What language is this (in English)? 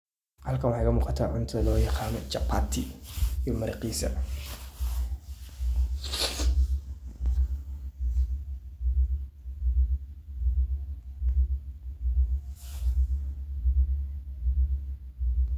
Somali